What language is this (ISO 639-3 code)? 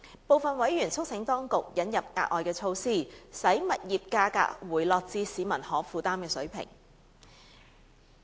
yue